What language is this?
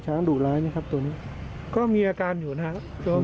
Thai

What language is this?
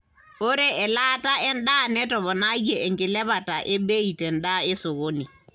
Masai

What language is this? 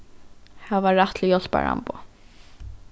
Faroese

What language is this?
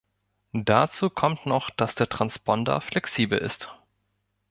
German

